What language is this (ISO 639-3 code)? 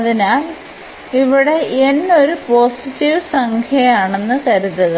mal